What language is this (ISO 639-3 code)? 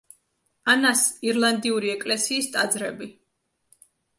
kat